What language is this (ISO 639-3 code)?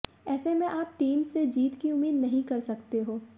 hin